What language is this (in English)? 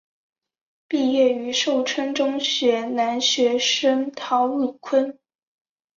Chinese